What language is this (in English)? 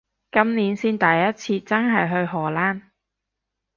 Cantonese